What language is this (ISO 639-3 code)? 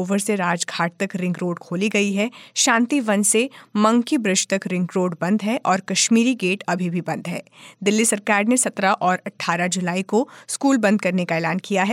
hin